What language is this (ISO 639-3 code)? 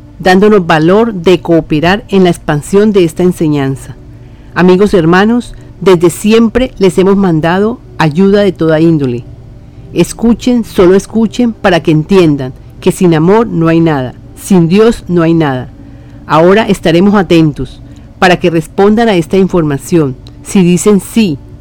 spa